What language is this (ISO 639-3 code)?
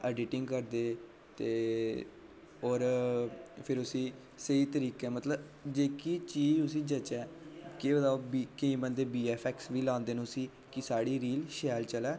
doi